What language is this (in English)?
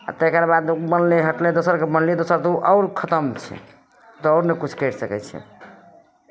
Maithili